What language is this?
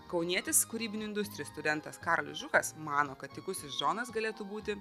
Lithuanian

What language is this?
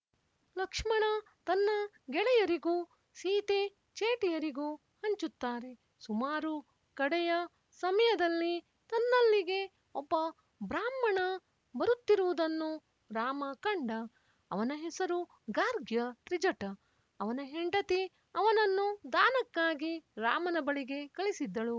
Kannada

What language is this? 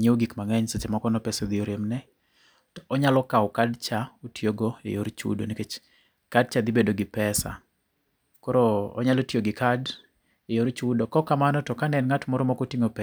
Luo (Kenya and Tanzania)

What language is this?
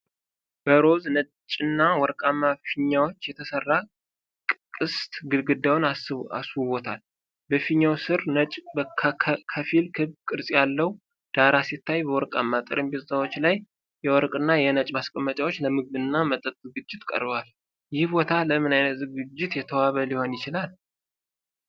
Amharic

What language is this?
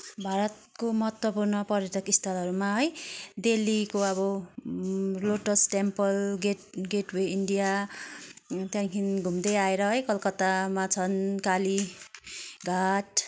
Nepali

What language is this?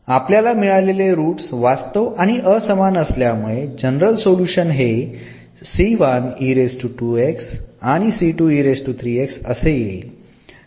Marathi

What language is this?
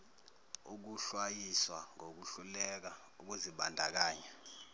Zulu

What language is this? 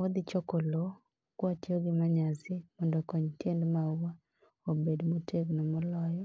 Luo (Kenya and Tanzania)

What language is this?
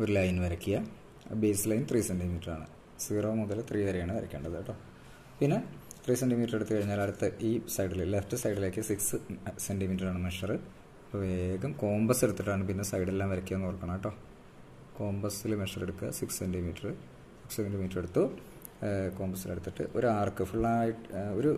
Malayalam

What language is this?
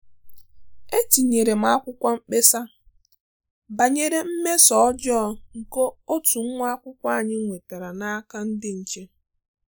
Igbo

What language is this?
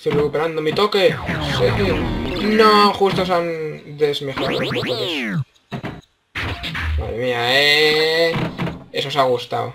Spanish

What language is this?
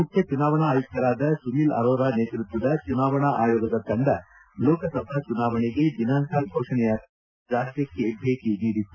Kannada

